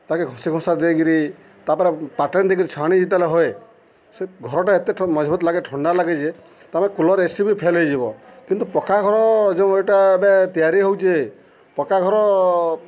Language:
Odia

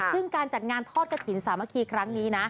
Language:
Thai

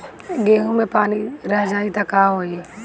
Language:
Bhojpuri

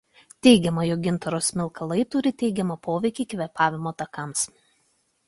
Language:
Lithuanian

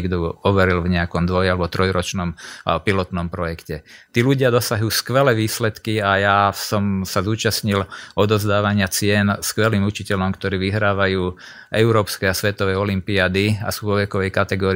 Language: Slovak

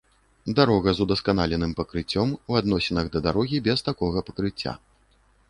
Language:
Belarusian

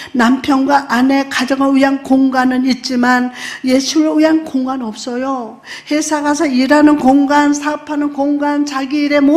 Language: Korean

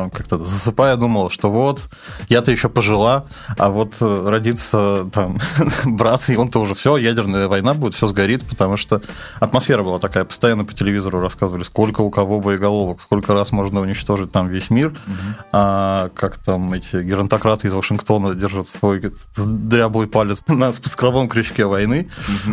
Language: Russian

